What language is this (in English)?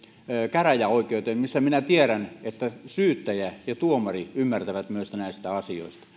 Finnish